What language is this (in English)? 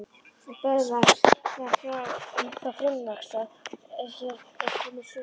Icelandic